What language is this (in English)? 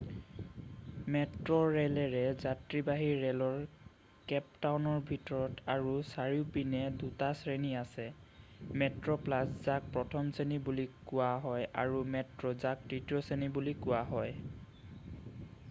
Assamese